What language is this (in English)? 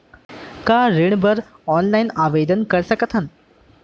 Chhattisgarhi